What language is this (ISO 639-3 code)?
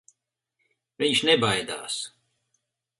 lav